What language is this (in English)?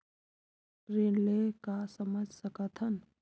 Chhattisgarhi